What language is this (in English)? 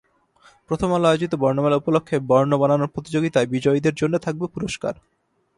Bangla